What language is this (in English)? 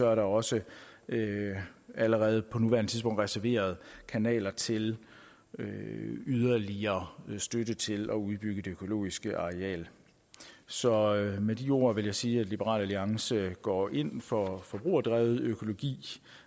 Danish